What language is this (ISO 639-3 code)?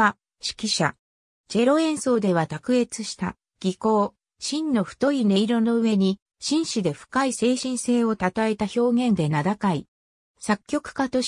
jpn